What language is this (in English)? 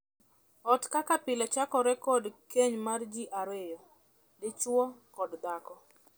Luo (Kenya and Tanzania)